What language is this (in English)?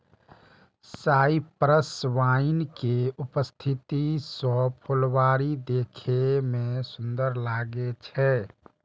Maithili